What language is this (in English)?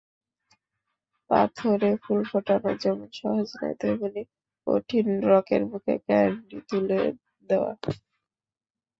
Bangla